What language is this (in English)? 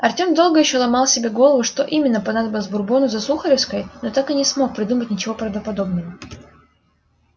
Russian